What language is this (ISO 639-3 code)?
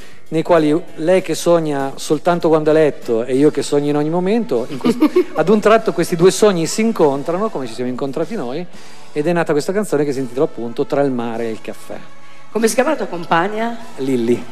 ita